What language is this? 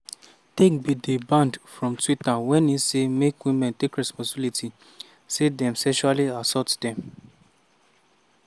Nigerian Pidgin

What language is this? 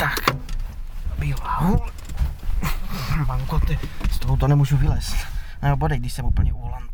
Czech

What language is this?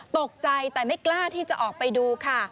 Thai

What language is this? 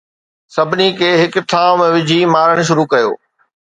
Sindhi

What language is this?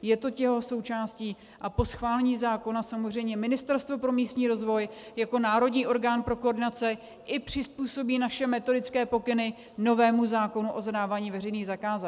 Czech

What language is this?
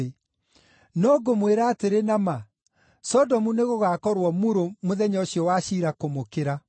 Kikuyu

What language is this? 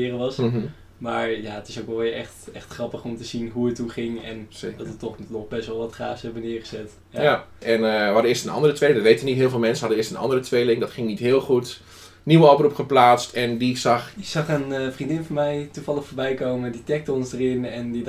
Dutch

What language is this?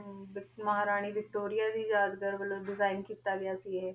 Punjabi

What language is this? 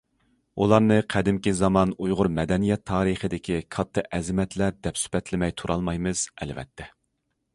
Uyghur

